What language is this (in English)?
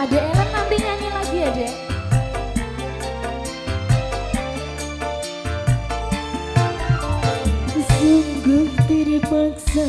Indonesian